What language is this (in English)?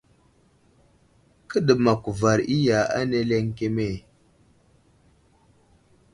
Wuzlam